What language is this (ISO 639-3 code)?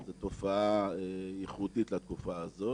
heb